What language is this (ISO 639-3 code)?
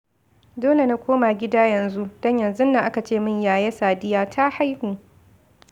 hau